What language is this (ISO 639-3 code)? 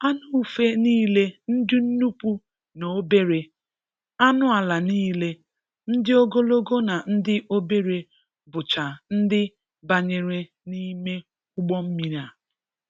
ibo